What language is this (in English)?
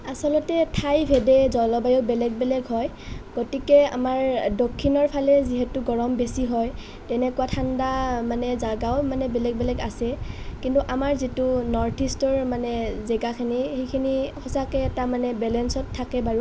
Assamese